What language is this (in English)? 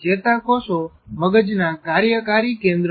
Gujarati